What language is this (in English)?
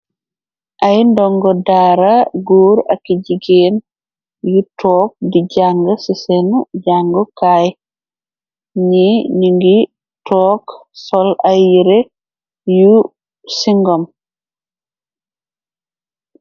Wolof